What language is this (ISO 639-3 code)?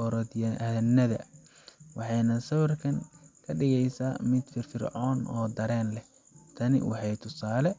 som